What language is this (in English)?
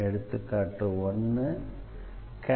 Tamil